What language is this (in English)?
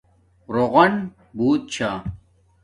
Domaaki